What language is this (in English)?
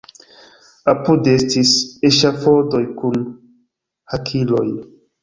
Esperanto